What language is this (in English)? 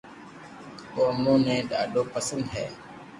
Loarki